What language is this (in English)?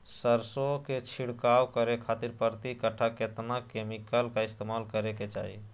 Magahi